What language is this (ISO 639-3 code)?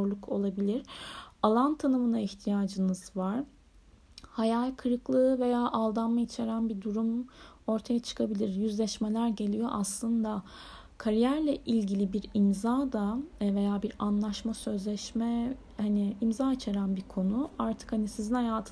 tur